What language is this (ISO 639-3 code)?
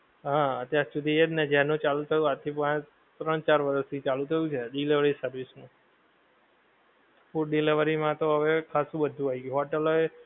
guj